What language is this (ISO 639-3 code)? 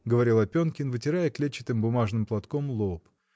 rus